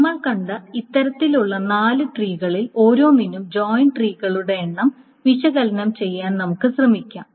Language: Malayalam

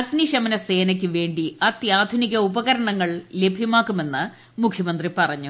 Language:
Malayalam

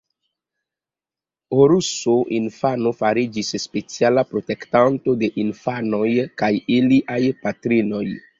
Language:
Esperanto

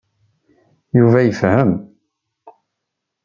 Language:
Kabyle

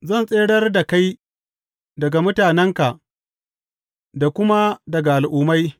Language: Hausa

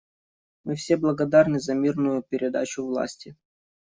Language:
Russian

